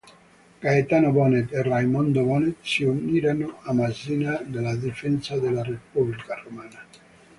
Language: Italian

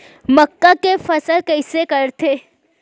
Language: Chhattisgarhi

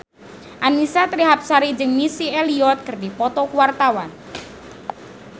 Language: Sundanese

